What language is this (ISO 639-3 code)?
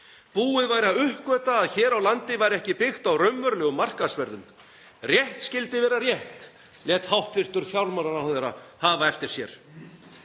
isl